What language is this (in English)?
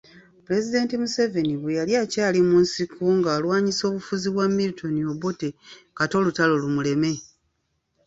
Ganda